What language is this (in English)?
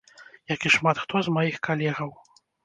Belarusian